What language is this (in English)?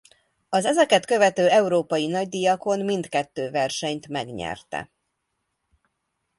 Hungarian